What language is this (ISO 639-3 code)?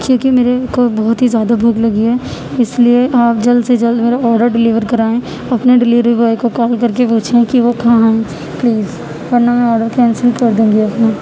urd